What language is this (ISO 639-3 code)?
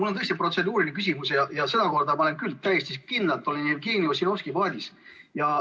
est